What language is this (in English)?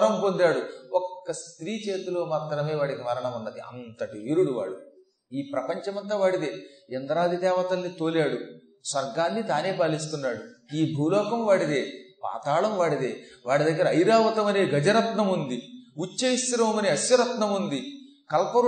Telugu